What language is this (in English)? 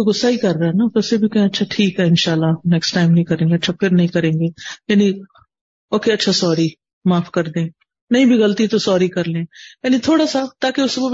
Urdu